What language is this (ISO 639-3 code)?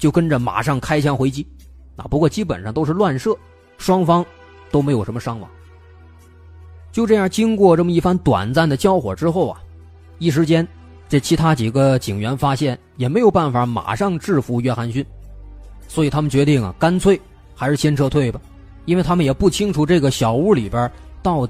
zho